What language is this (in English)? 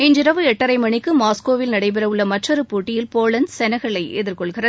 Tamil